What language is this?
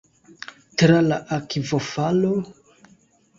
Esperanto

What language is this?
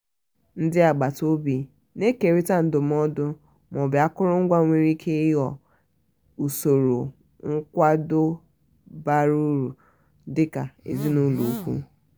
Igbo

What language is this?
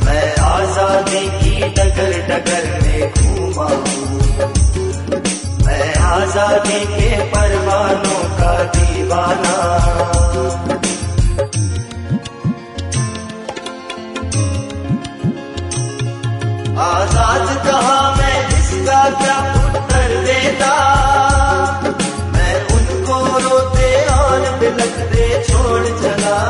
Hindi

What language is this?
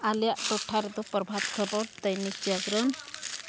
Santali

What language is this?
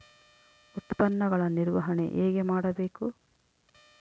Kannada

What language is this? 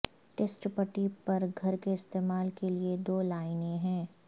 Urdu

